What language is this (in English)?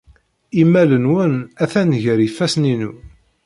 Kabyle